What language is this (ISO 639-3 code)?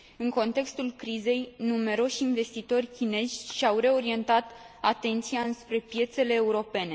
ron